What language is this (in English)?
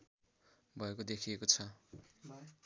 Nepali